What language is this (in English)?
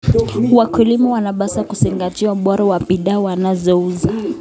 Kalenjin